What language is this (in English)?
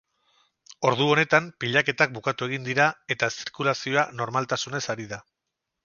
Basque